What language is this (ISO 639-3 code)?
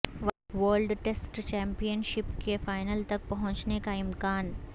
urd